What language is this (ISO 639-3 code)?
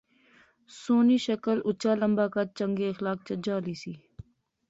phr